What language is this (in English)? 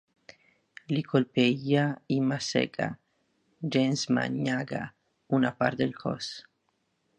Catalan